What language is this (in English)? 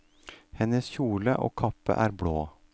Norwegian